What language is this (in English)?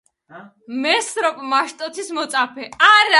Georgian